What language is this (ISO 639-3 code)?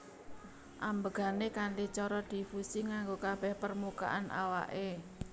jav